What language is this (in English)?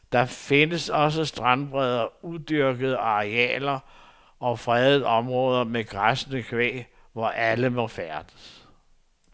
Danish